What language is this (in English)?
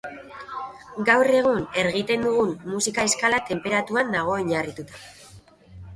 Basque